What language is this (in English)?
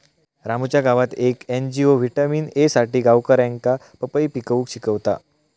Marathi